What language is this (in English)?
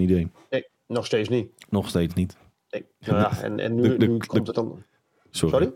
Dutch